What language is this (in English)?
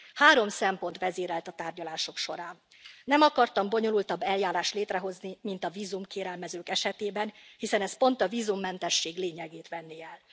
Hungarian